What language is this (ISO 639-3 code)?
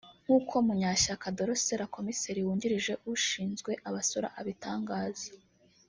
kin